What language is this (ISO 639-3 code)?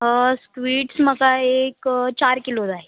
kok